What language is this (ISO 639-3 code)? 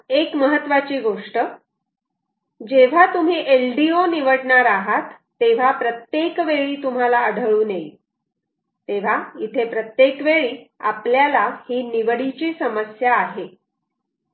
mar